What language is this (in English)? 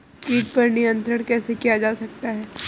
Hindi